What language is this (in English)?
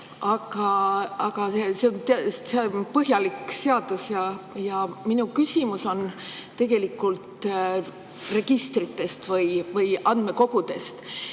Estonian